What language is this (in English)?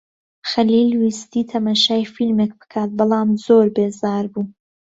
Central Kurdish